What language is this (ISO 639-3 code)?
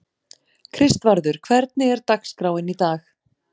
isl